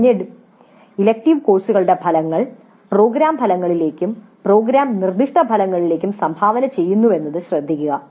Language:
Malayalam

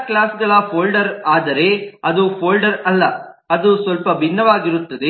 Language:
Kannada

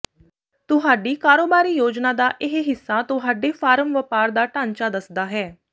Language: Punjabi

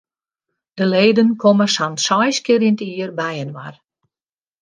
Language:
Western Frisian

